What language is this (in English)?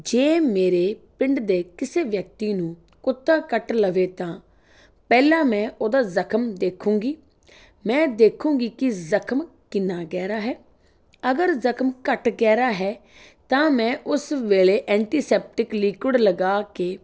Punjabi